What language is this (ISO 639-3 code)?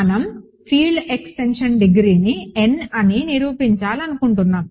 tel